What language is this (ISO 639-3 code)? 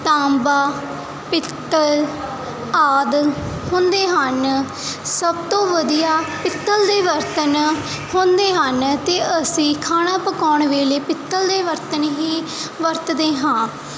pan